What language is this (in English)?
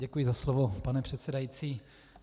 Czech